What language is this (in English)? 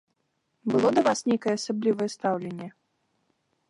Belarusian